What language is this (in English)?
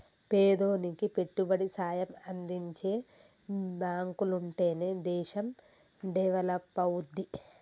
Telugu